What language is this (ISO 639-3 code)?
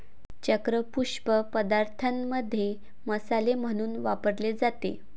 mar